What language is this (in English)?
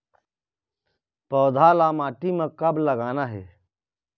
Chhattisgarhi